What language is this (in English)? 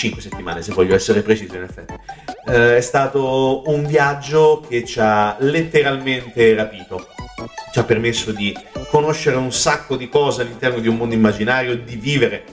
Italian